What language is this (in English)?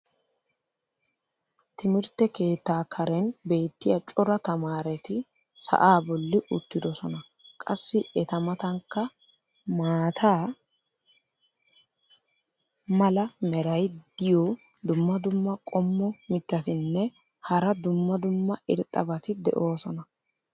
Wolaytta